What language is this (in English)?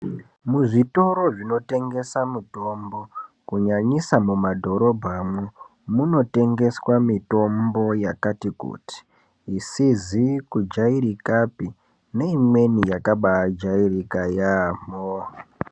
Ndau